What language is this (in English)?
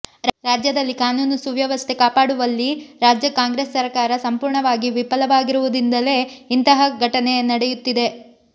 Kannada